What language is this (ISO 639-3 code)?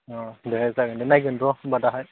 brx